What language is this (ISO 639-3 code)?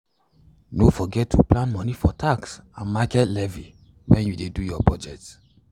pcm